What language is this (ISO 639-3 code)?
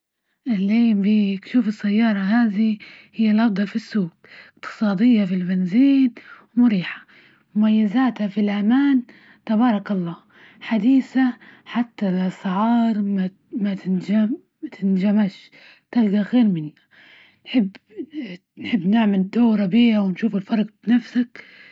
ayl